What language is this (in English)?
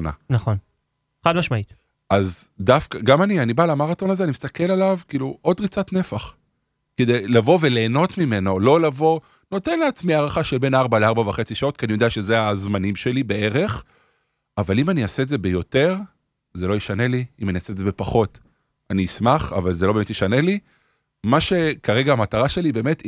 Hebrew